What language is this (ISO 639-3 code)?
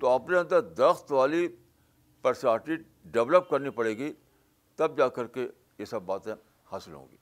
urd